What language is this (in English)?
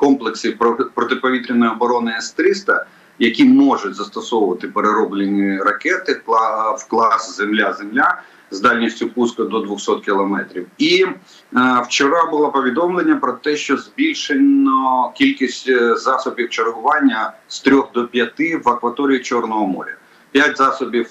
Ukrainian